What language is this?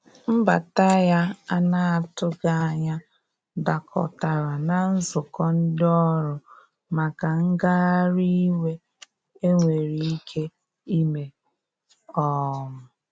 Igbo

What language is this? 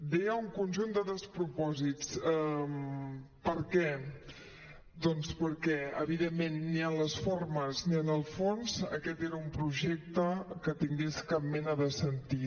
Catalan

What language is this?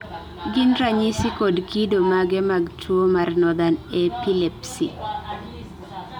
Luo (Kenya and Tanzania)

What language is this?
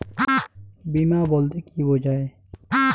Bangla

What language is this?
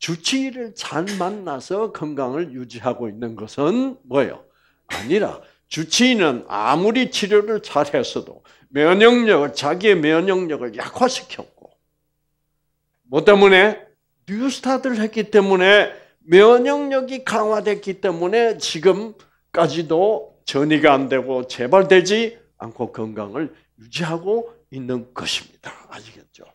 Korean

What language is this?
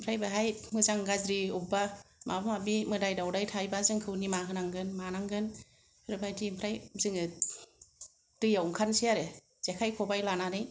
Bodo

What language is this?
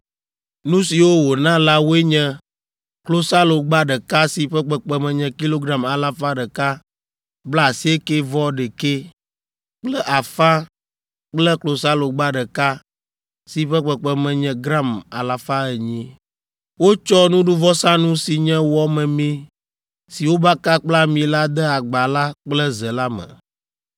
Ewe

